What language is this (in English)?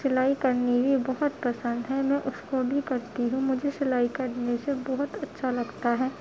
Urdu